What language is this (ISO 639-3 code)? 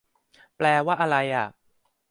tha